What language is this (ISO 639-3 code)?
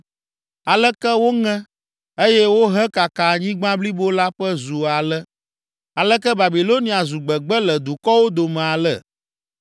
ewe